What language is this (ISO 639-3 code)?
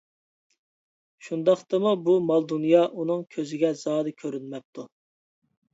uig